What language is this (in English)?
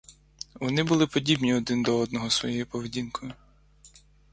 Ukrainian